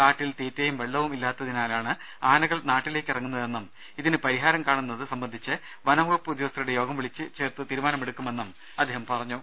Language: Malayalam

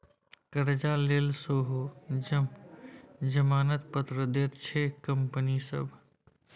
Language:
Maithili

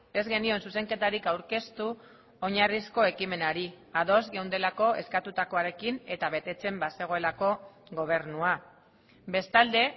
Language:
Basque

